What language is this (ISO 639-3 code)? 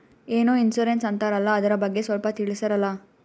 kan